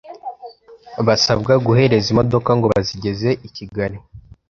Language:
Kinyarwanda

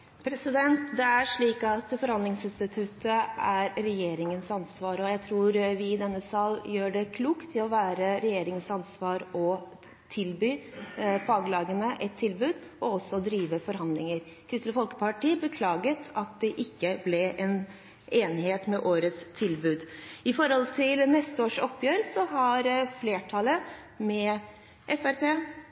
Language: Norwegian Bokmål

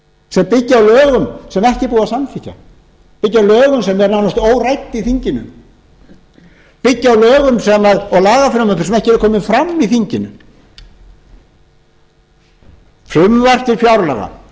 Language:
Icelandic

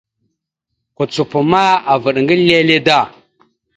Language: Mada (Cameroon)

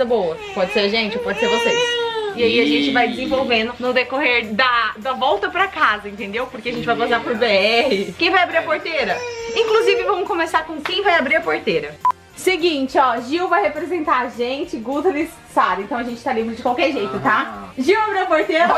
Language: Portuguese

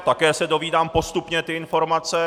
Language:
Czech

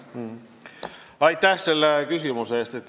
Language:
Estonian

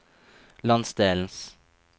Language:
Norwegian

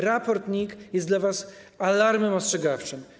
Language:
Polish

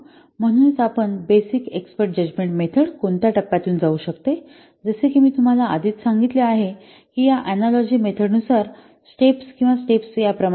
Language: Marathi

